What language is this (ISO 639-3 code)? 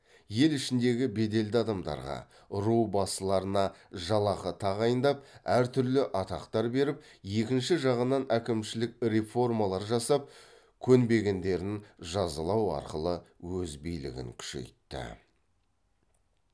kaz